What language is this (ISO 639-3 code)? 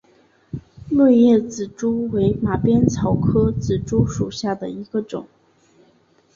zho